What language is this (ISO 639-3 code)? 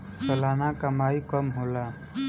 bho